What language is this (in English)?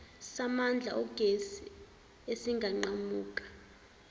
Zulu